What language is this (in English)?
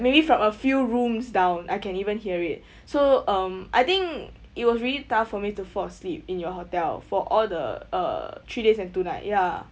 English